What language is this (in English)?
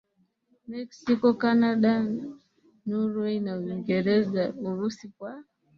Swahili